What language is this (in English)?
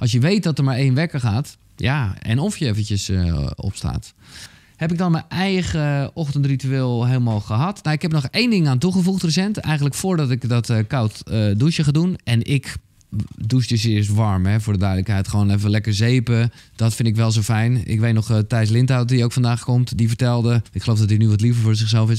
Dutch